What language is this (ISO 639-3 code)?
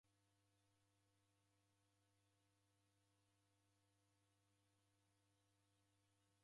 dav